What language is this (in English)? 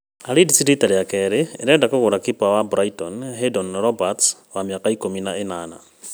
Kikuyu